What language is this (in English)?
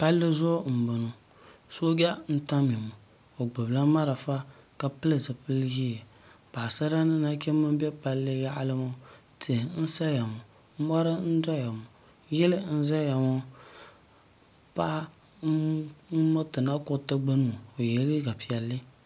Dagbani